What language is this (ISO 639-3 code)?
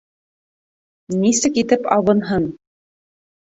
bak